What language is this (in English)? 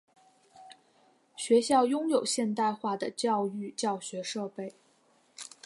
Chinese